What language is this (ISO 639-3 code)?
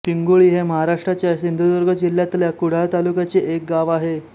mar